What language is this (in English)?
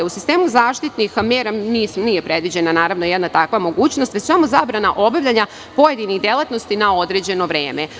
Serbian